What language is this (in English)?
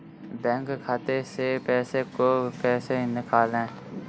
Hindi